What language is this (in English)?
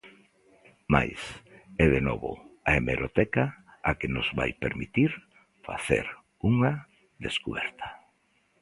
Galician